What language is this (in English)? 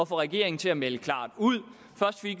Danish